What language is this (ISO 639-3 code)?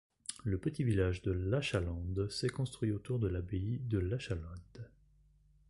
fra